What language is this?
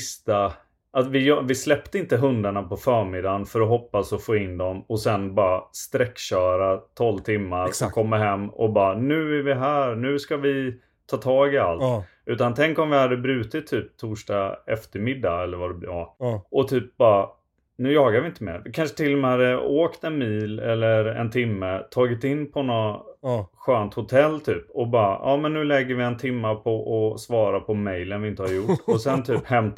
Swedish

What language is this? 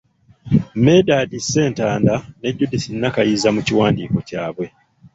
Ganda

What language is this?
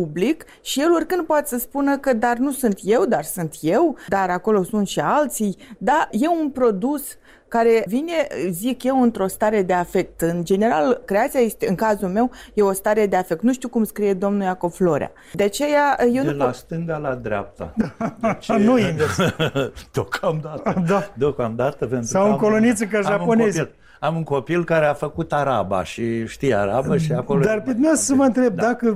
Romanian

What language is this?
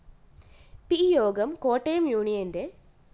Malayalam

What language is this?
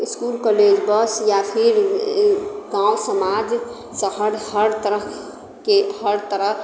Maithili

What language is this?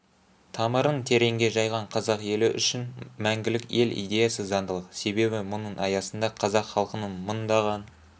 Kazakh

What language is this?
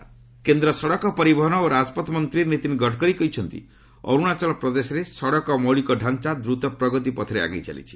Odia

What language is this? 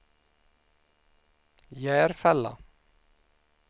Swedish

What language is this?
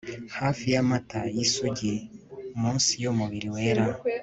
Kinyarwanda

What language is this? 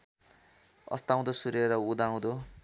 Nepali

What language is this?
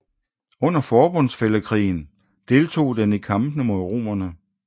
Danish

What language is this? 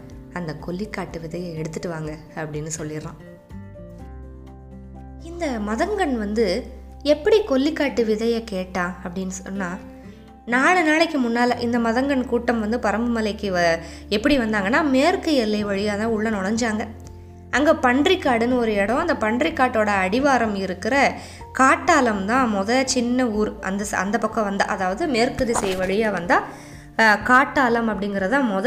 Tamil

